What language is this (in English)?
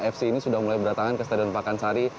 Indonesian